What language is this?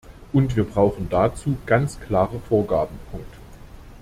German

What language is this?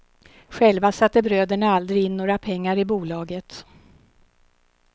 Swedish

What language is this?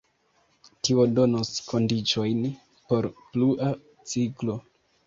Esperanto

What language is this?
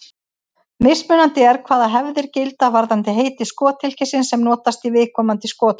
Icelandic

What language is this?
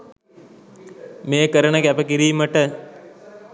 Sinhala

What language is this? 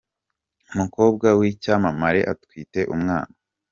Kinyarwanda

